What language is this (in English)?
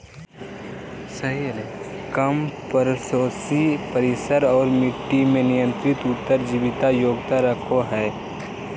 Magahi